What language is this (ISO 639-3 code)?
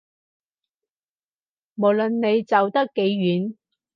yue